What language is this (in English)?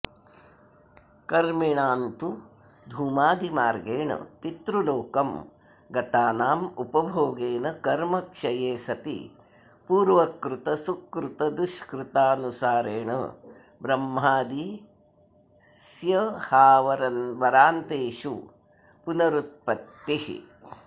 Sanskrit